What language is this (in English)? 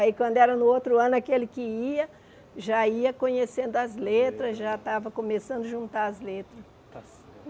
Portuguese